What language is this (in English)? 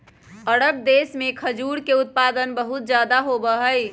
Magahi